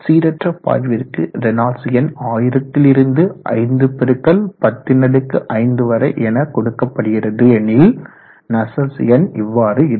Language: Tamil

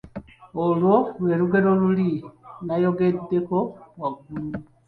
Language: Ganda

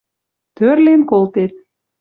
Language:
Western Mari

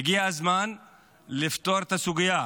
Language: Hebrew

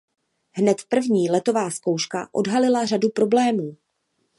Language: Czech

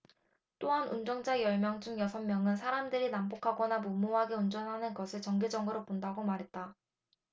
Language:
Korean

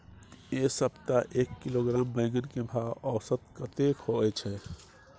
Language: Maithili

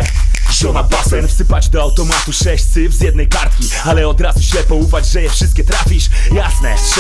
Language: Polish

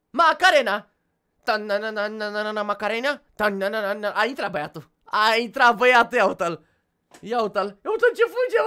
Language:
Romanian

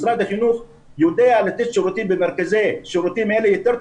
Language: Hebrew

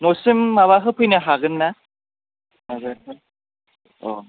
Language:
Bodo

